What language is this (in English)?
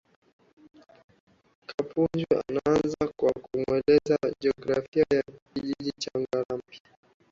Swahili